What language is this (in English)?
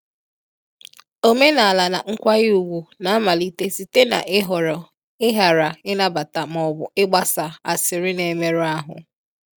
Igbo